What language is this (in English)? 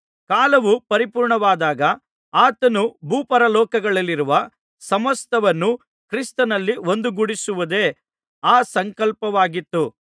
Kannada